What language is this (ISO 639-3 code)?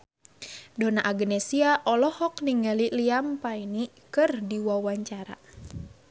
sun